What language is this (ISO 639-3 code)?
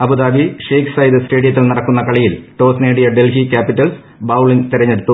mal